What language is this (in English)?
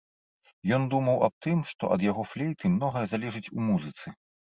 Belarusian